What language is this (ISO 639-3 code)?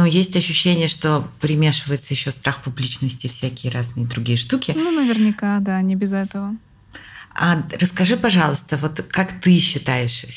rus